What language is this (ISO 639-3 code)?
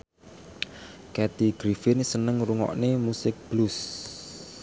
jav